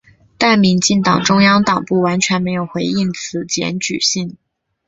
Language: Chinese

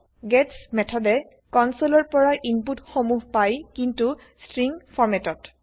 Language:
Assamese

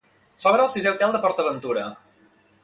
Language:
Catalan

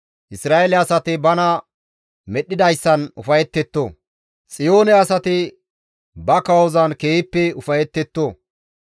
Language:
Gamo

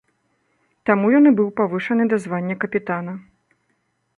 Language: Belarusian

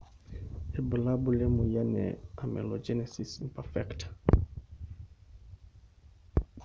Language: Masai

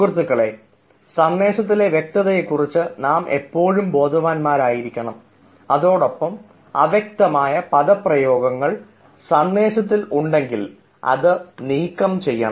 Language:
Malayalam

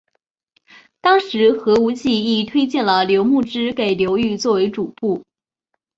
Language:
Chinese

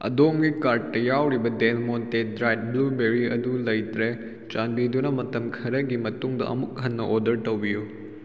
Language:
Manipuri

